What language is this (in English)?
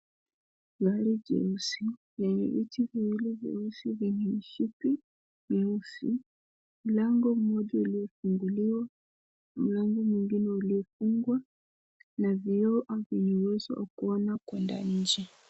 Swahili